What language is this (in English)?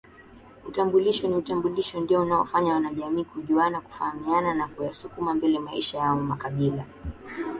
Swahili